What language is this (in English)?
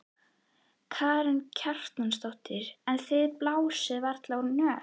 Icelandic